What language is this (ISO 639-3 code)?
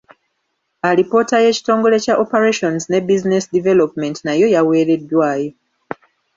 lug